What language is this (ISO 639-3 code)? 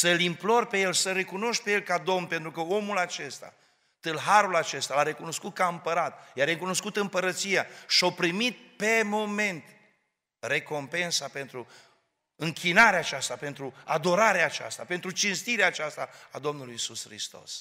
ron